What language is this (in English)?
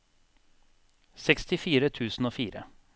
Norwegian